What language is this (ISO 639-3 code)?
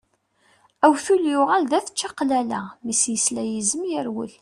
kab